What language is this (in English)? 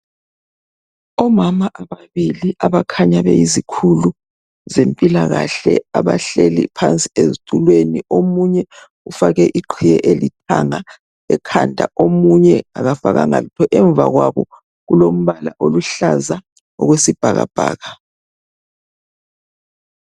North Ndebele